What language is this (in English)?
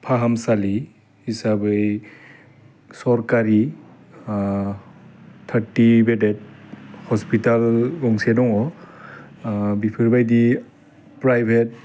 Bodo